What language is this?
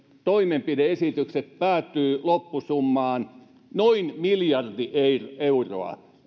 Finnish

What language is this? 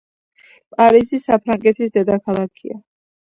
Georgian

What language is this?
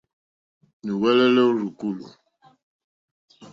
Mokpwe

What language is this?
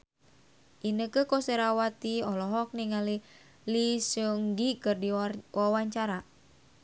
Sundanese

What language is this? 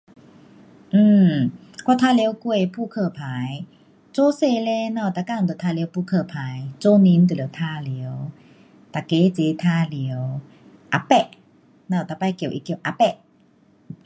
Pu-Xian Chinese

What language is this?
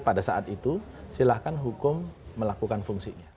Indonesian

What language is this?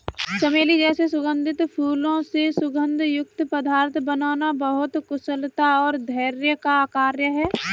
Hindi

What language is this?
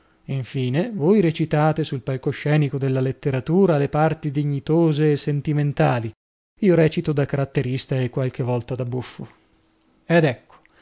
Italian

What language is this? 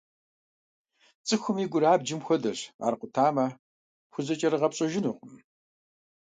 Kabardian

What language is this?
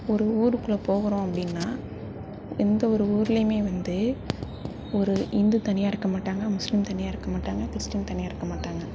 Tamil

